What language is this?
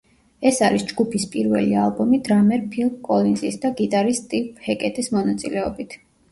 Georgian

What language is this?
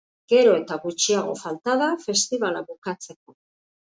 Basque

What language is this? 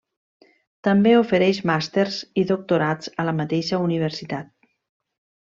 Catalan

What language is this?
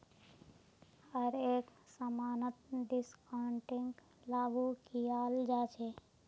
Magahi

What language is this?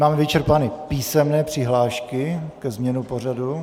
Czech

